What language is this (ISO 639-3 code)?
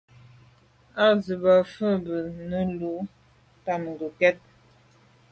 byv